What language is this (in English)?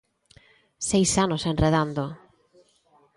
Galician